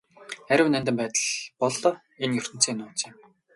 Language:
Mongolian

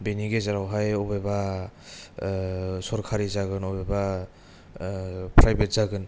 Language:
Bodo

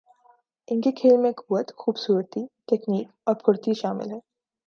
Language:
Urdu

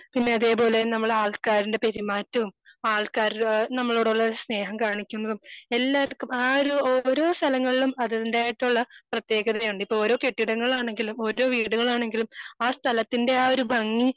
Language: Malayalam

